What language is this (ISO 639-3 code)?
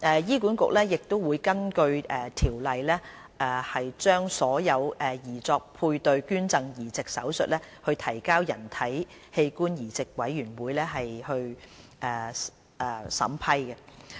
yue